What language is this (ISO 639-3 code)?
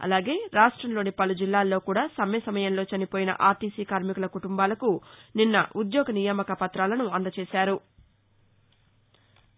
tel